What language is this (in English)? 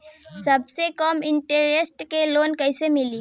Bhojpuri